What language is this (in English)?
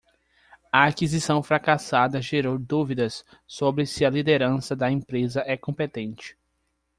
Portuguese